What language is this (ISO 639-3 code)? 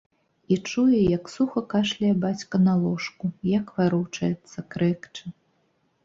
bel